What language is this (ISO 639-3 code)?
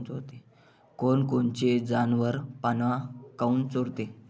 mar